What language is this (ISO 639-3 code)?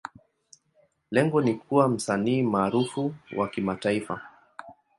swa